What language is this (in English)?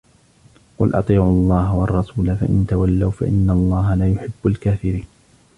Arabic